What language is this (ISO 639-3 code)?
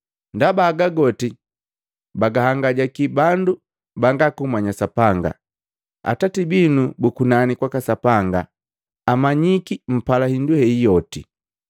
mgv